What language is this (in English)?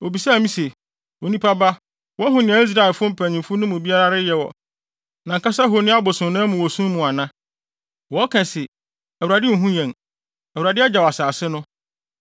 Akan